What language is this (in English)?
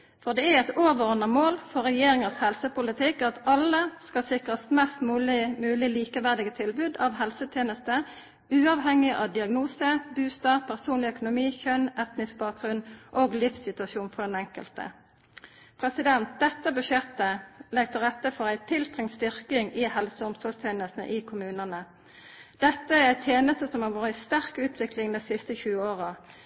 Norwegian Nynorsk